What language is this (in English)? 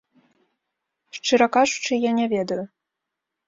Belarusian